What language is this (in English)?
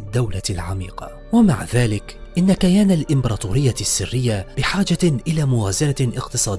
Arabic